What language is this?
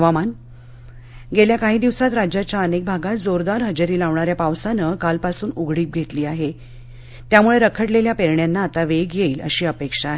Marathi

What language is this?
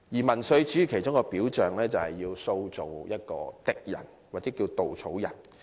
Cantonese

